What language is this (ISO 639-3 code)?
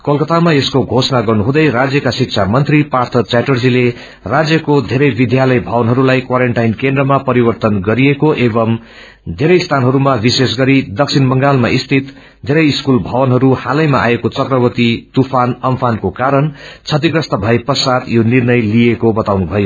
nep